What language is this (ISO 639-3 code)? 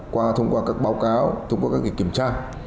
vie